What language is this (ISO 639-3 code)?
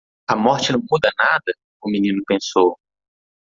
por